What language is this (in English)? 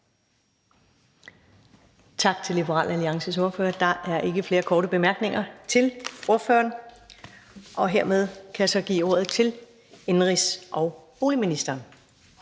Danish